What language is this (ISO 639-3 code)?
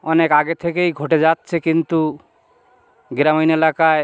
ben